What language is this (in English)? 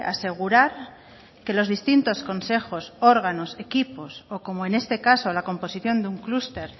Spanish